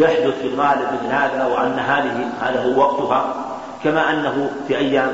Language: Arabic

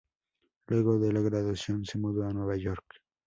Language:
Spanish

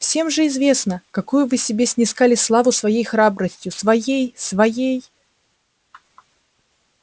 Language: Russian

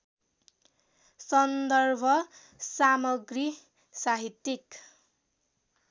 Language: Nepali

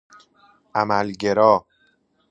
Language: Persian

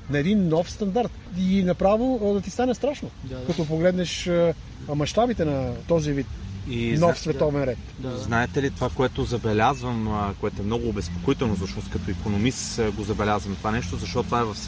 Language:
Bulgarian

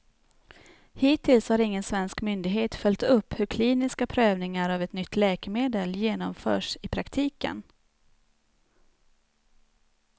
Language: Swedish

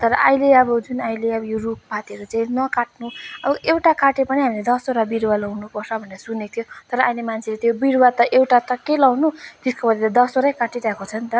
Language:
Nepali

